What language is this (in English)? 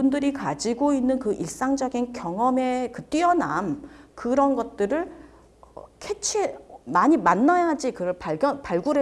Korean